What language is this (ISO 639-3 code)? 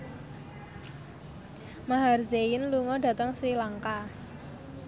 jav